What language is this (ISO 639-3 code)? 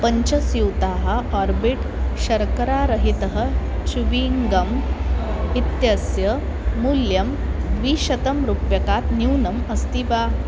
san